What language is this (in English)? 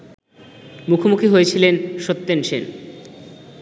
Bangla